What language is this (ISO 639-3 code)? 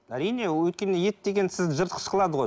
kaz